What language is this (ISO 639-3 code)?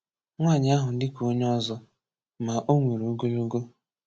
ibo